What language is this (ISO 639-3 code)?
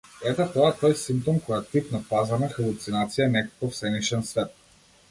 mkd